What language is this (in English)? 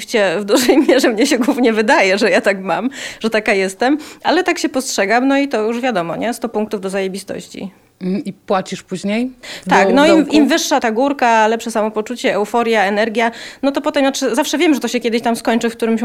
Polish